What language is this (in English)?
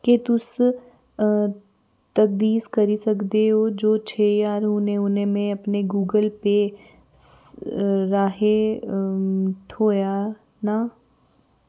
Dogri